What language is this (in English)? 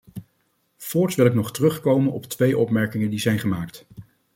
Dutch